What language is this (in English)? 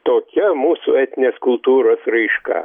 Lithuanian